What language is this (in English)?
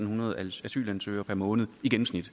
Danish